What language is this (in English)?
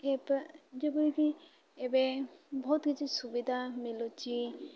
Odia